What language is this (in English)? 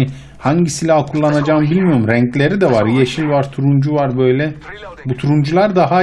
Turkish